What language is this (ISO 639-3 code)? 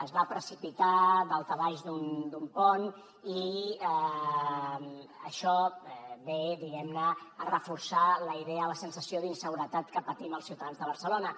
cat